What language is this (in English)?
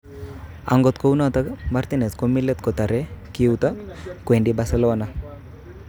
Kalenjin